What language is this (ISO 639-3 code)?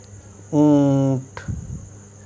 hin